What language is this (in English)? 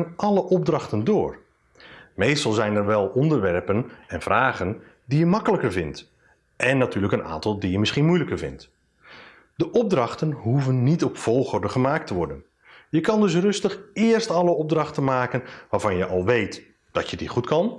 Dutch